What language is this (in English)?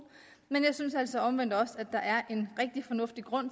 Danish